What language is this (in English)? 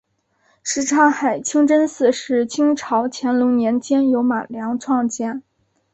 Chinese